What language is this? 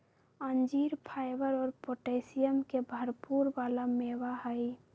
Magahi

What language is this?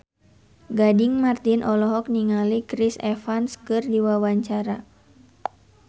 Sundanese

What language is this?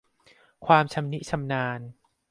Thai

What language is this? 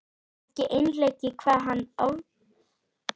Icelandic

